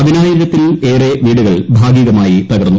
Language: Malayalam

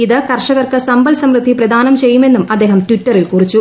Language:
Malayalam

